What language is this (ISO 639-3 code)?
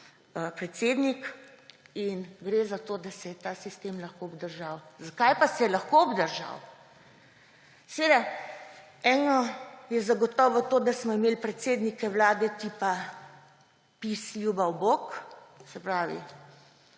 slv